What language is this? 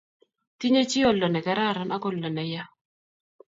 Kalenjin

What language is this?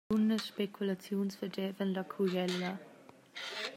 Romansh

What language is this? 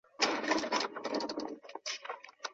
Chinese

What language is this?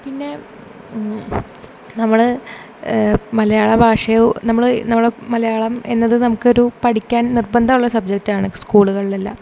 Malayalam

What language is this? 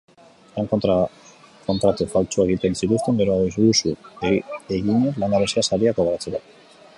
Basque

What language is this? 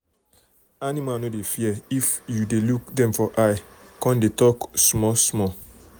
Nigerian Pidgin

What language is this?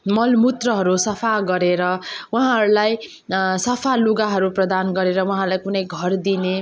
Nepali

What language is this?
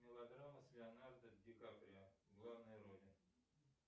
Russian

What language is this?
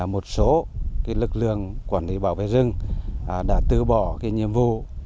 Vietnamese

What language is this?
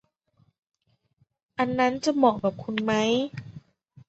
Thai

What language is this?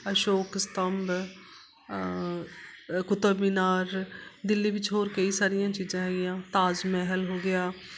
Punjabi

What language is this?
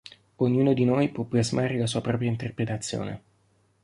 Italian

